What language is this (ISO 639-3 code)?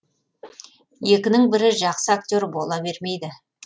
kaz